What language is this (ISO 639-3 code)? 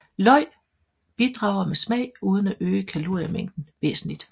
dan